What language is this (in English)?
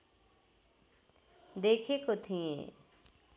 Nepali